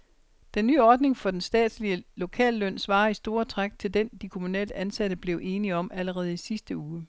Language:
Danish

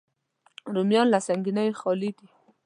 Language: Pashto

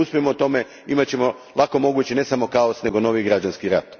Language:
Croatian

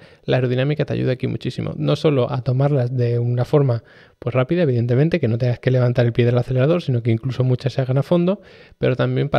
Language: Spanish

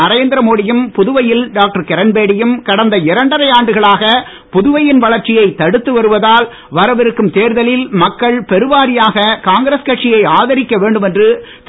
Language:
Tamil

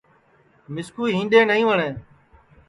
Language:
Sansi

